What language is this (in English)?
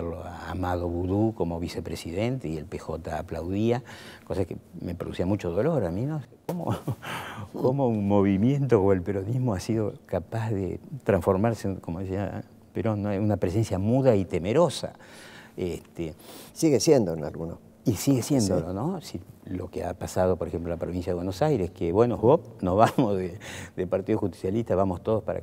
Spanish